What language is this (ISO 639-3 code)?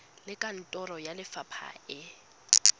tsn